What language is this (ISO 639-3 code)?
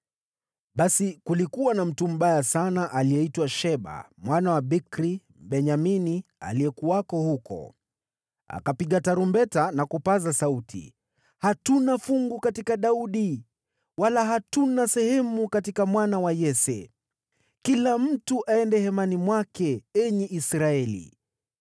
swa